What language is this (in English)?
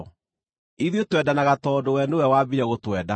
Kikuyu